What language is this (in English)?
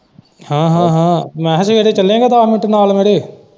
Punjabi